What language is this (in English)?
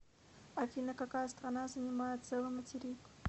Russian